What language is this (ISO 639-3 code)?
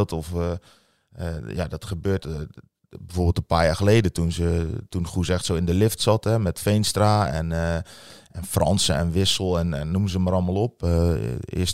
nld